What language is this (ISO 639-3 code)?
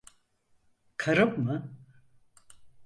tur